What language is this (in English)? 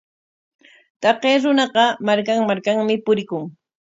Corongo Ancash Quechua